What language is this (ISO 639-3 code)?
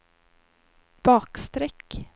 swe